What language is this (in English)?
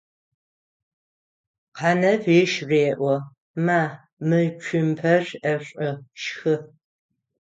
Adyghe